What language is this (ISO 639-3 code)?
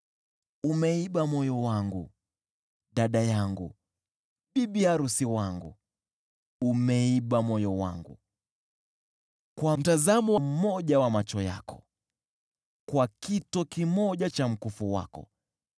swa